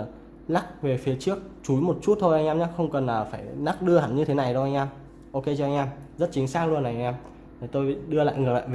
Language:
Vietnamese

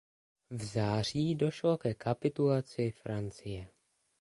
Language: Czech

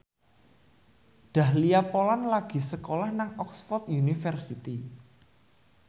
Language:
Javanese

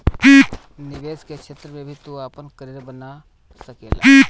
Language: Bhojpuri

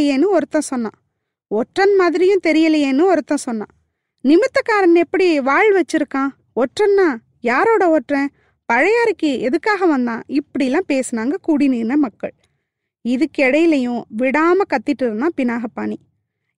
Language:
Tamil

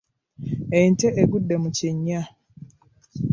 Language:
Ganda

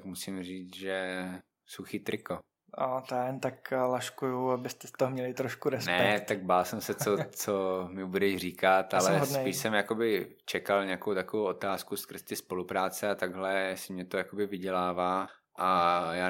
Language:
Czech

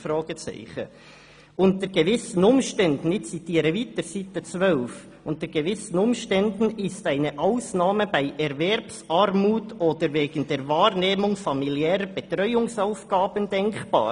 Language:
Swiss German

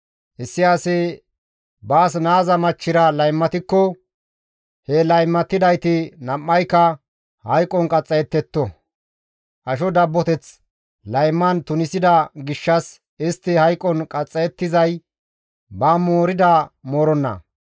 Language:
Gamo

